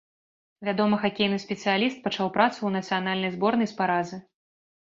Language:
Belarusian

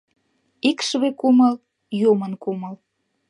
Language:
Mari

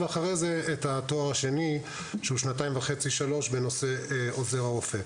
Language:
Hebrew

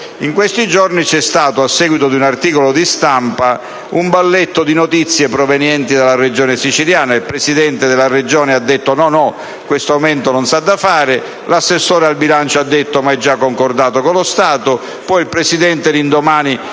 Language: Italian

